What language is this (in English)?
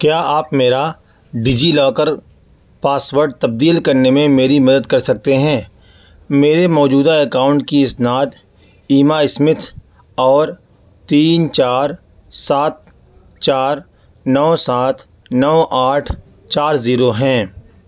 Urdu